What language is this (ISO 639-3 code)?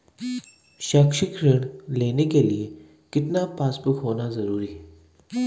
hin